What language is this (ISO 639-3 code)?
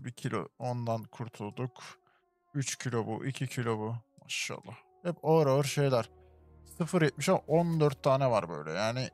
tur